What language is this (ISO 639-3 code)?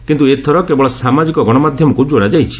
ori